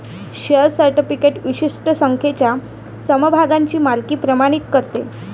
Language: Marathi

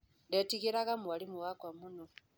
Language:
Kikuyu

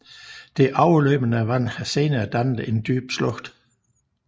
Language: Danish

